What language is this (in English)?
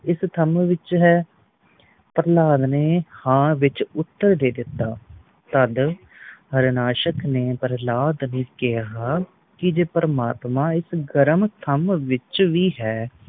Punjabi